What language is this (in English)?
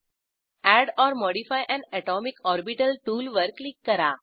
Marathi